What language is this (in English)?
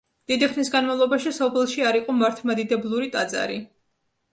Georgian